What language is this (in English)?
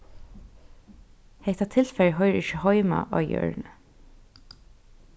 Faroese